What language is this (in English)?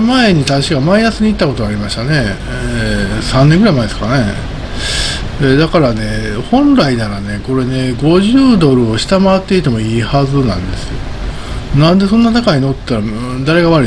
Japanese